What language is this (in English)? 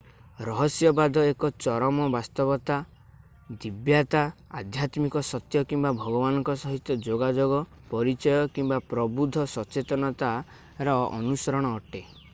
Odia